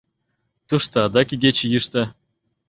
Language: Mari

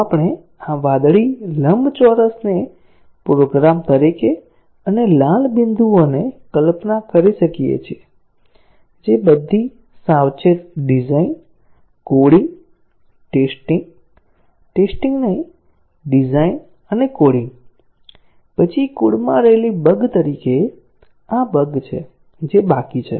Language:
Gujarati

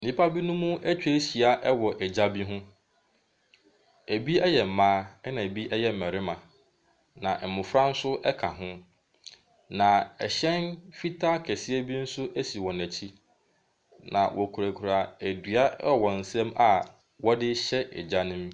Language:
Akan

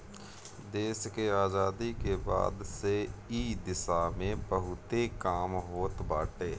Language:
Bhojpuri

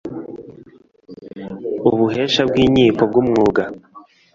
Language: Kinyarwanda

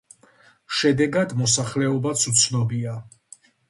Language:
Georgian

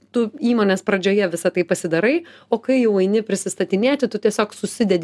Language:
Lithuanian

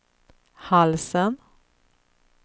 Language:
Swedish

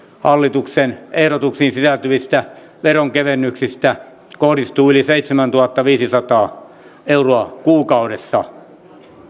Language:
Finnish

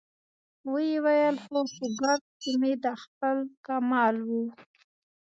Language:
Pashto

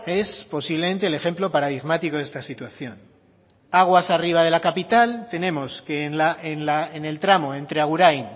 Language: Spanish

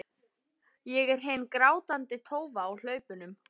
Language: Icelandic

